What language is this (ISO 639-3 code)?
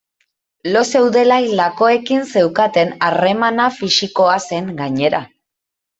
eus